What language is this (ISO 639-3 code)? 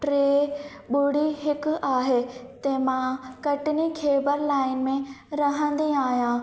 snd